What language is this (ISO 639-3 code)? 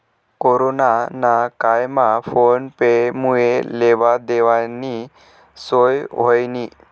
mar